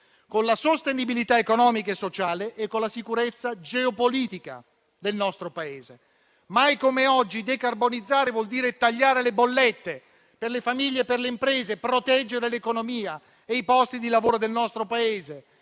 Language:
Italian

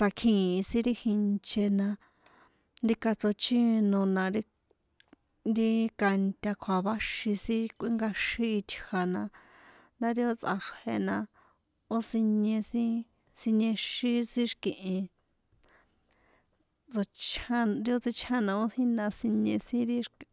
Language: San Juan Atzingo Popoloca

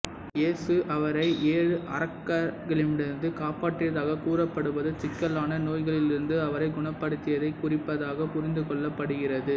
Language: Tamil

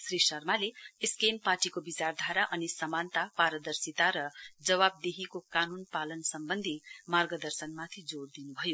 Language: Nepali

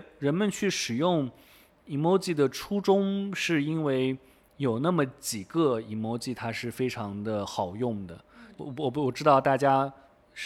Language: Chinese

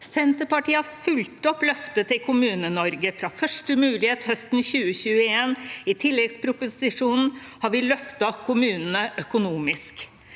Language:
Norwegian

